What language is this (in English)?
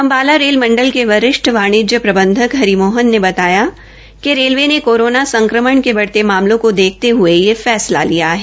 Hindi